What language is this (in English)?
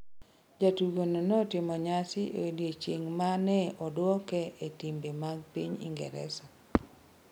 Luo (Kenya and Tanzania)